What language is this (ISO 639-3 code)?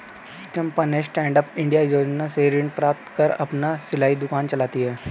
hin